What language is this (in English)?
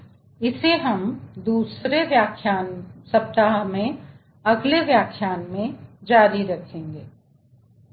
Hindi